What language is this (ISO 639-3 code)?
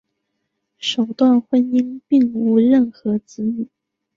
zho